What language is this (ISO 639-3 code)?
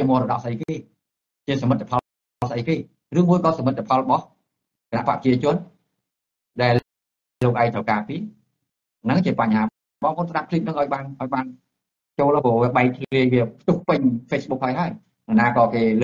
tha